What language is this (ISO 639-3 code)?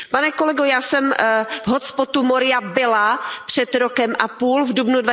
ces